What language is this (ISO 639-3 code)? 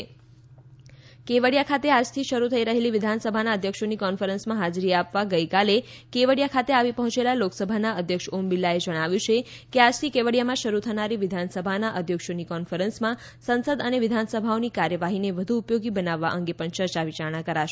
guj